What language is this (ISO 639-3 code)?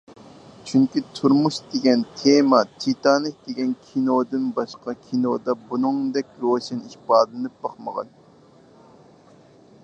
uig